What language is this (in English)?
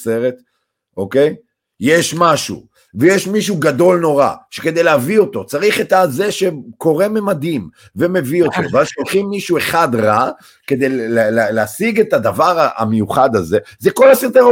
Hebrew